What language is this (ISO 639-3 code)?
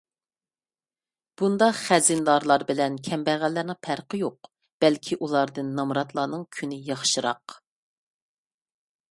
uig